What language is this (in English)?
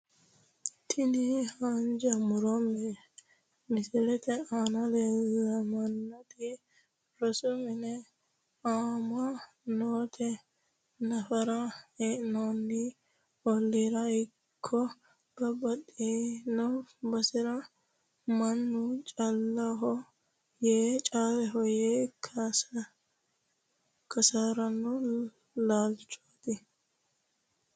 Sidamo